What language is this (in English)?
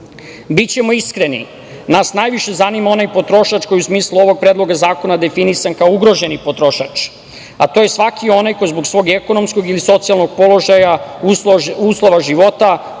Serbian